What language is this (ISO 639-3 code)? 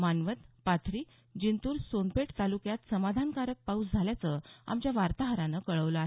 mar